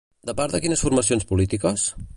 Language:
Catalan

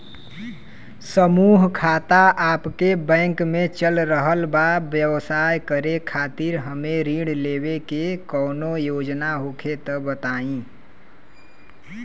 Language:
Bhojpuri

